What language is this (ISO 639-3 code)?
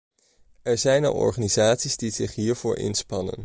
nld